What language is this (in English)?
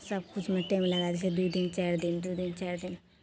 Maithili